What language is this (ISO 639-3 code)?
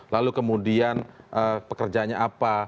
ind